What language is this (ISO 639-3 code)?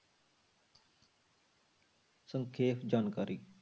pan